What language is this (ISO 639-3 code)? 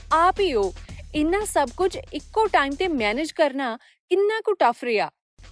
pan